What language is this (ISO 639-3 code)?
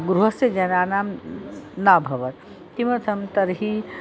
san